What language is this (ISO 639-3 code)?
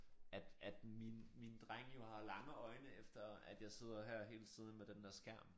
dan